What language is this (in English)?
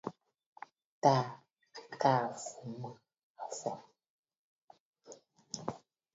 Bafut